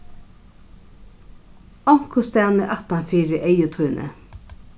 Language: Faroese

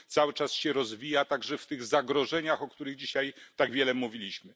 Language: Polish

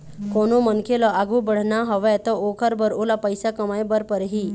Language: Chhattisgarhi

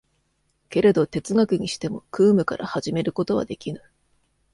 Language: Japanese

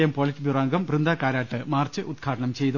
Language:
Malayalam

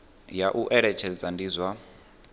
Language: Venda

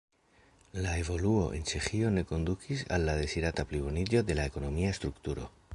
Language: Esperanto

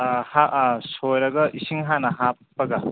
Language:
Manipuri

